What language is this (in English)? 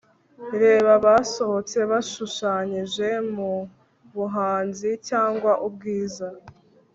Kinyarwanda